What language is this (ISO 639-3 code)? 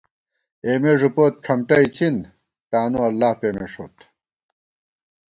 gwt